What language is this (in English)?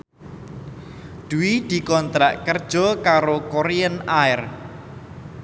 Javanese